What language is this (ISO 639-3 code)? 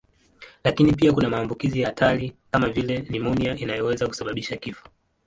swa